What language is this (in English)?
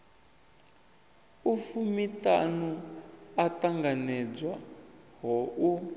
Venda